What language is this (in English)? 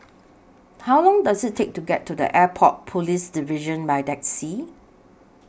English